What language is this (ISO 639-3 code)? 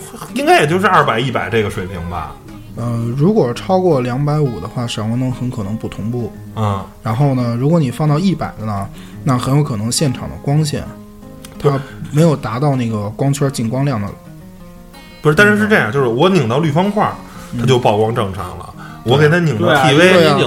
zho